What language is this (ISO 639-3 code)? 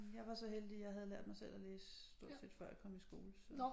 dan